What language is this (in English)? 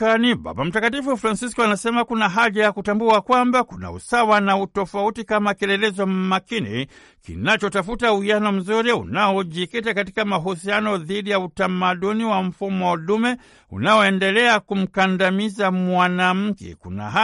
Swahili